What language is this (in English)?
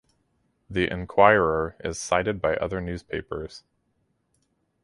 English